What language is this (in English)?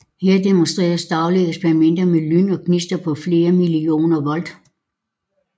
Danish